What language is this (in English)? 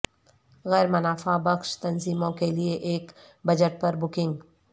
Urdu